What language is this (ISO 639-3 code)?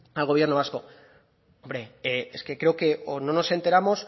spa